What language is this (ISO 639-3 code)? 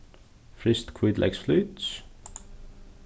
fao